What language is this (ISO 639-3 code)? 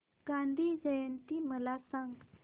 mar